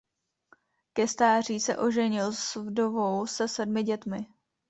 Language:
Czech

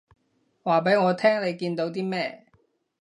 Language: Cantonese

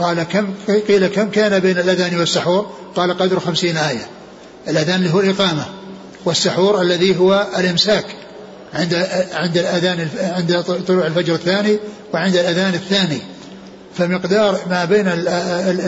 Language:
Arabic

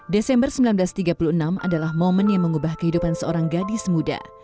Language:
Indonesian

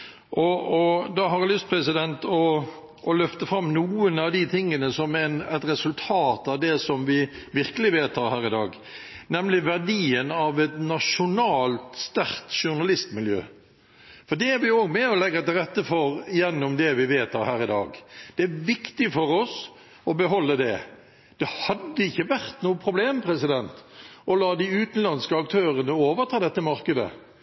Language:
Norwegian Bokmål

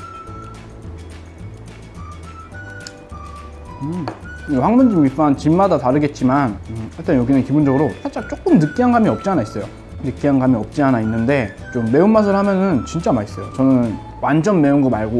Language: Korean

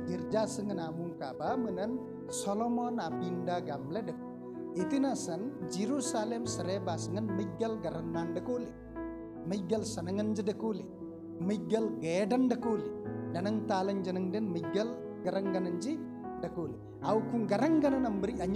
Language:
Indonesian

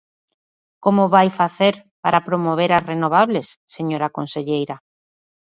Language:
Galician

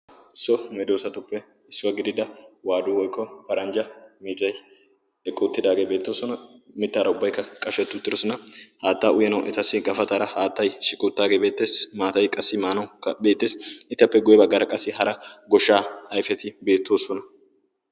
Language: Wolaytta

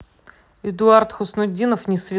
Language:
Russian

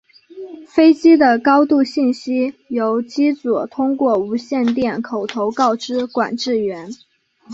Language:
Chinese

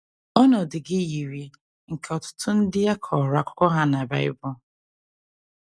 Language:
Igbo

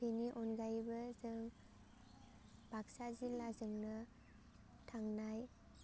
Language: Bodo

